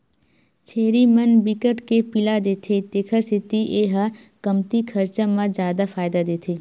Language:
Chhattisgarhi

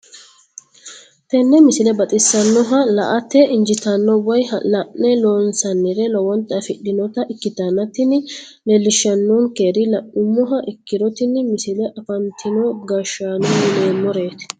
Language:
Sidamo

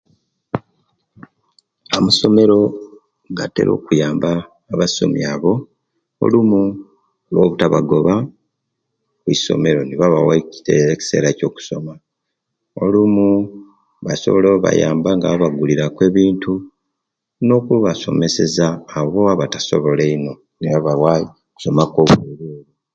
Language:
Kenyi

